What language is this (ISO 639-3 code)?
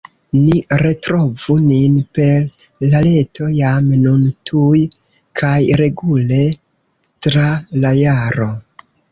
epo